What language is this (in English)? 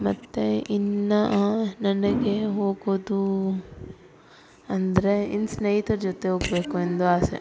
Kannada